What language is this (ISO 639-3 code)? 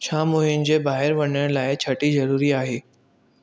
snd